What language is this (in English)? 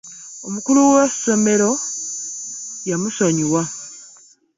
Ganda